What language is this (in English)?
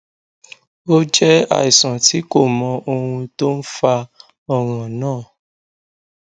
Yoruba